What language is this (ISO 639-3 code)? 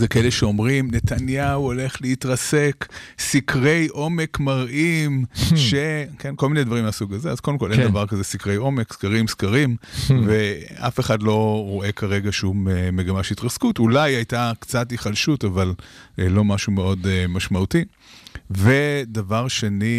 heb